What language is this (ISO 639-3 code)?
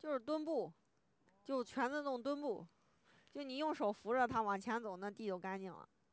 zho